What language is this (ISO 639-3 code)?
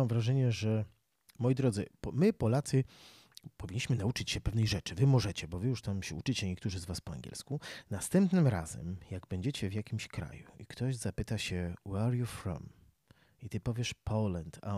pol